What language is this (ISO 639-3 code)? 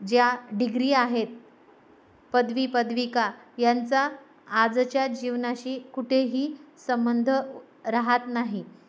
mar